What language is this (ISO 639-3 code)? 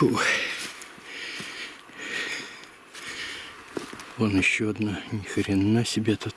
rus